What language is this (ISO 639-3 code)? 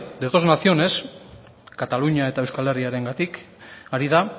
eus